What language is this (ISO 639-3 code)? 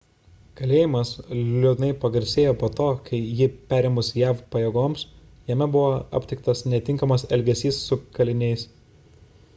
lit